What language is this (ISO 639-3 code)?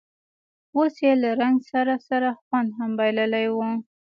pus